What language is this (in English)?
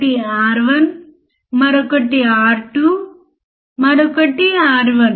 Telugu